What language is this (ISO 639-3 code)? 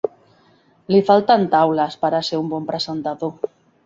cat